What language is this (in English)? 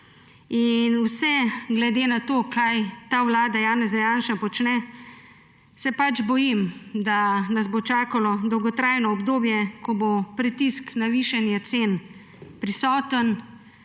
Slovenian